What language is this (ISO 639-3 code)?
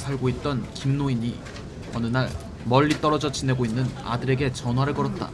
kor